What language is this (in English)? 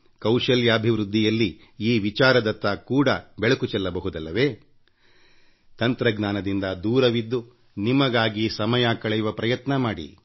Kannada